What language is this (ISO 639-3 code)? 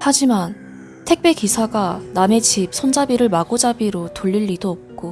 kor